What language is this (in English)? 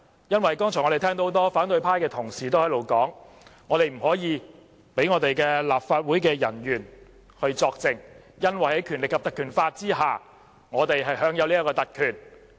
Cantonese